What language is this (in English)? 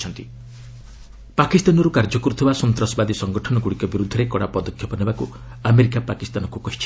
Odia